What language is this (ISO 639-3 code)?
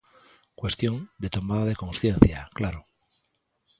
glg